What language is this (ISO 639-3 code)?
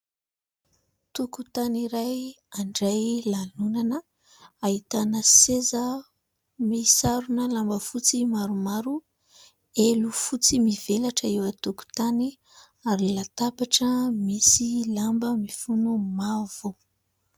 mlg